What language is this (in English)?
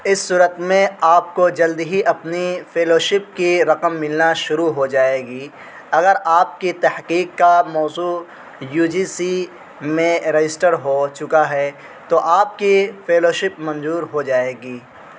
Urdu